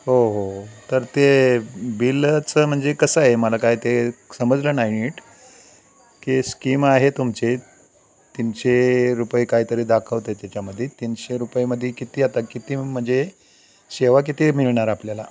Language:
Marathi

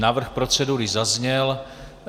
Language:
Czech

